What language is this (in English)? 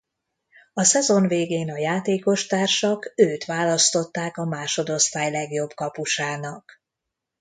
Hungarian